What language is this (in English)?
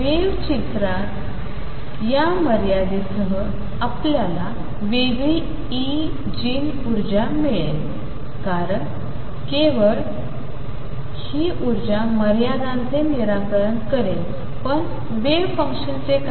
Marathi